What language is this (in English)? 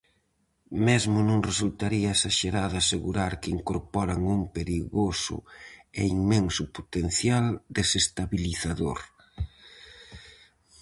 Galician